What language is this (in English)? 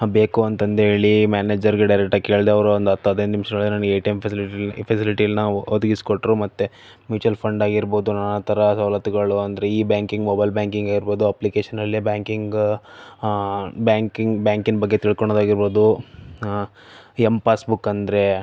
Kannada